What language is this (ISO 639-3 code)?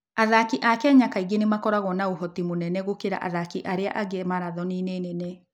kik